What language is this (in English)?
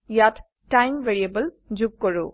Assamese